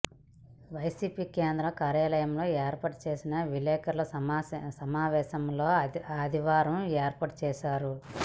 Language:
Telugu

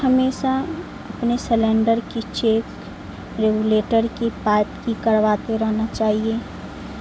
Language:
Urdu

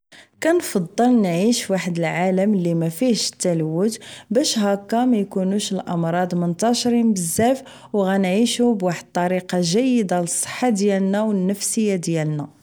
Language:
Moroccan Arabic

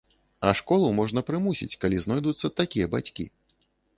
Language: Belarusian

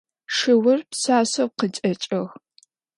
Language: Adyghe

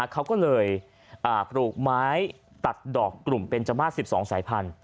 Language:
Thai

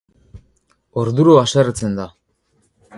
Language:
Basque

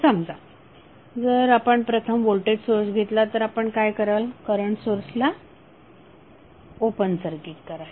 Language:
Marathi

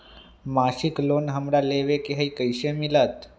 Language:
Magahi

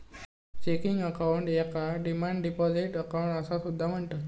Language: Marathi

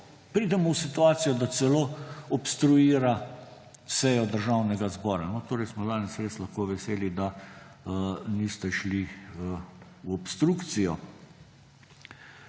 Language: Slovenian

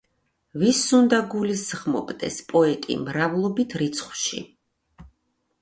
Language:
Georgian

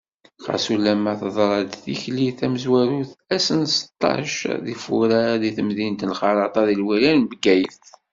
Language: Kabyle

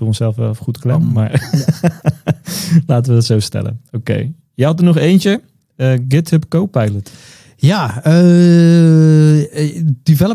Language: Dutch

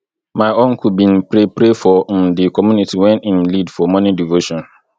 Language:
Nigerian Pidgin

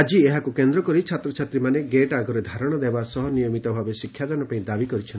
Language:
Odia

